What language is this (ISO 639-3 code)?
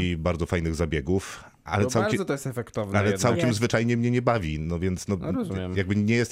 pol